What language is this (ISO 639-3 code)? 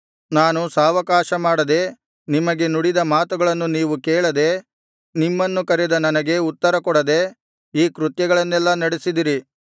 kan